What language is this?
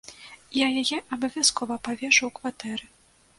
Belarusian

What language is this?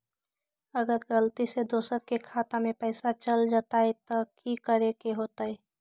Magahi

